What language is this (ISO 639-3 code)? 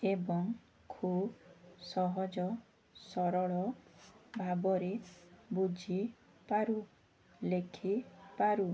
ori